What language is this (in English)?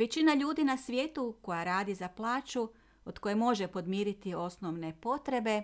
Croatian